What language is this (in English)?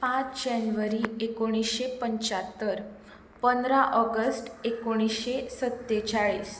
Konkani